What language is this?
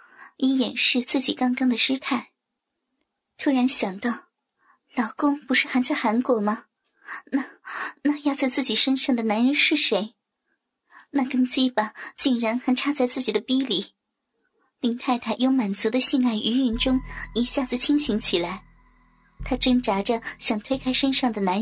Chinese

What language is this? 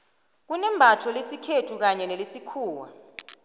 South Ndebele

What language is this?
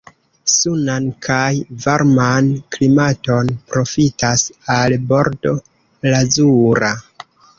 Esperanto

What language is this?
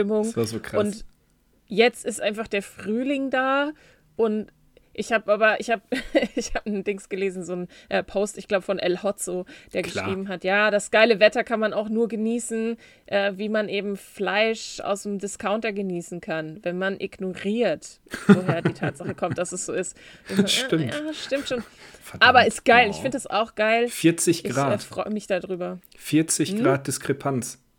German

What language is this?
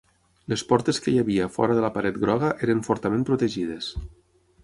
Catalan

